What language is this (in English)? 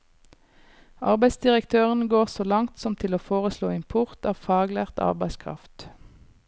Norwegian